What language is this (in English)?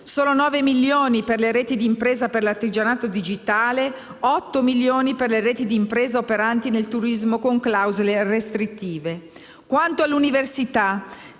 Italian